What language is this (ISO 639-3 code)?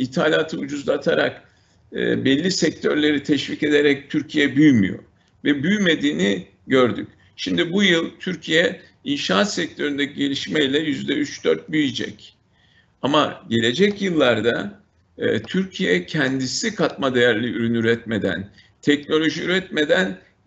tur